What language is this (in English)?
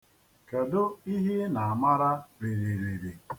Igbo